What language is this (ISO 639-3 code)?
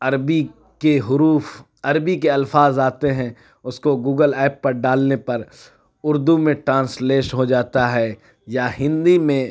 urd